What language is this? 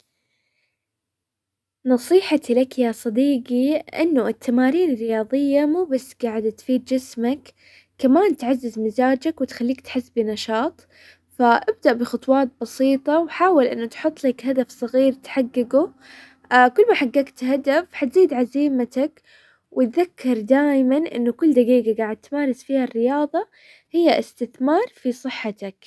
Hijazi Arabic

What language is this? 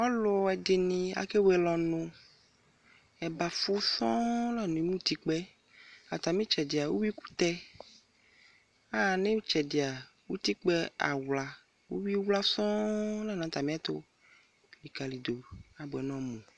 Ikposo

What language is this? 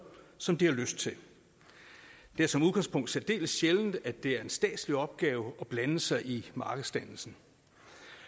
Danish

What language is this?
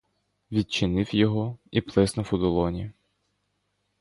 Ukrainian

